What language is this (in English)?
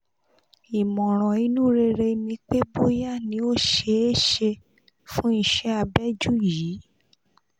Yoruba